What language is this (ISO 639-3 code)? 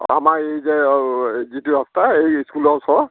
asm